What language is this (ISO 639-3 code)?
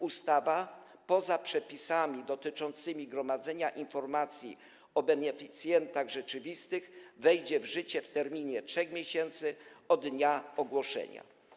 pol